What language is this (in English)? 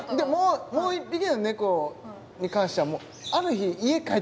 Japanese